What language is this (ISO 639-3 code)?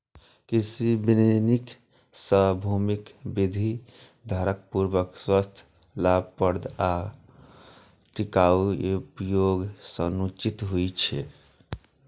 mai